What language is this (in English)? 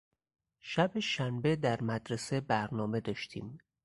Persian